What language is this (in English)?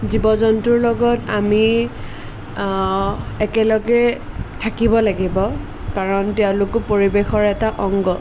Assamese